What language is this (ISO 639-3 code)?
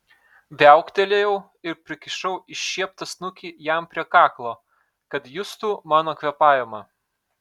lit